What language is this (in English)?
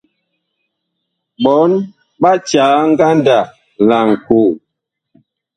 Bakoko